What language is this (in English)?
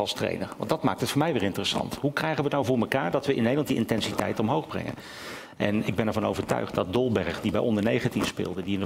Dutch